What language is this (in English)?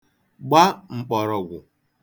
Igbo